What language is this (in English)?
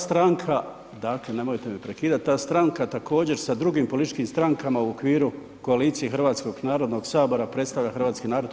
Croatian